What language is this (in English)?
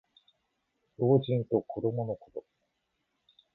Japanese